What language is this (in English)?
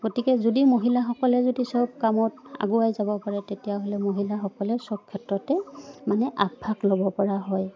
Assamese